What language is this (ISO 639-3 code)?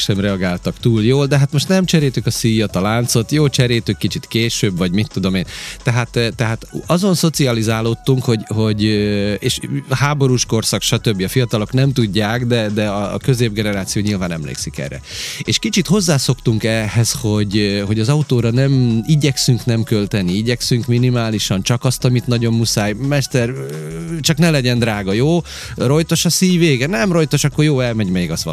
hun